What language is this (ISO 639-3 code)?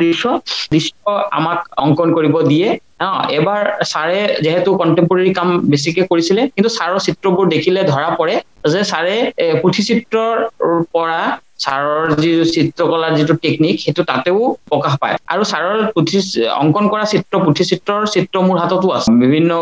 ben